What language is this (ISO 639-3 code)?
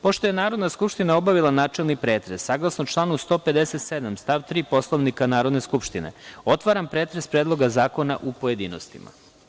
srp